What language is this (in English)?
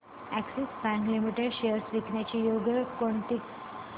Marathi